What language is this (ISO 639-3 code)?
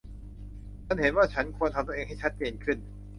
tha